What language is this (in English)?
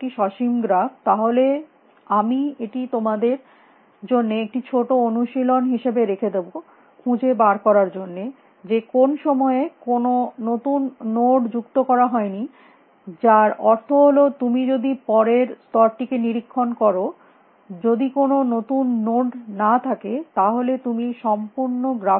Bangla